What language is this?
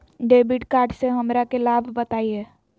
Magahi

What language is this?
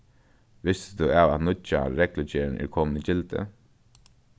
Faroese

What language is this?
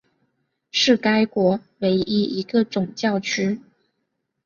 Chinese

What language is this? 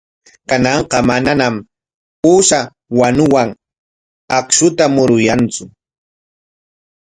Corongo Ancash Quechua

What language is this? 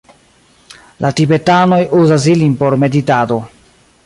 Esperanto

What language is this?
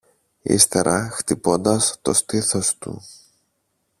Greek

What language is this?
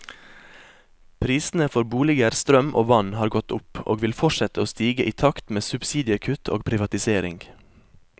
Norwegian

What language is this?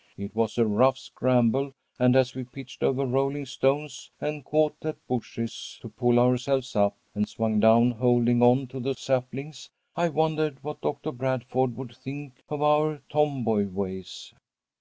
English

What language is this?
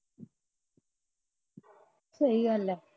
Punjabi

